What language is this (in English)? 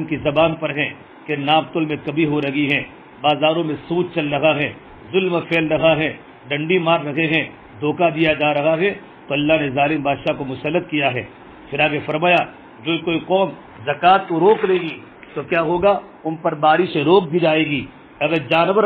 Arabic